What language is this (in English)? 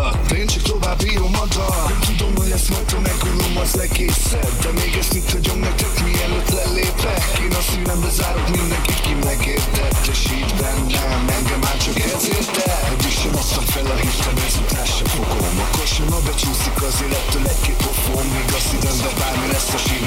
Hungarian